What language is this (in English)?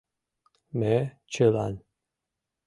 Mari